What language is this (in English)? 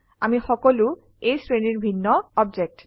Assamese